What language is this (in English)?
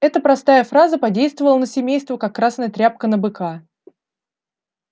Russian